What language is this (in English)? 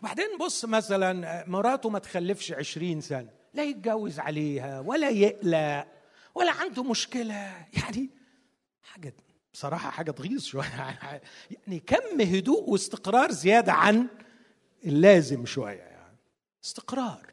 Arabic